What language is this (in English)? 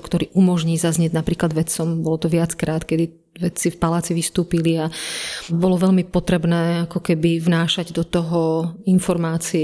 Slovak